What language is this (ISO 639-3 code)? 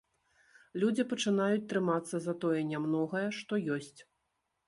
bel